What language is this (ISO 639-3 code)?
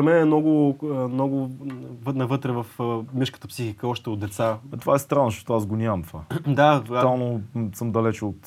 bul